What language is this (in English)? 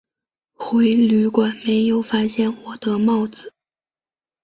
Chinese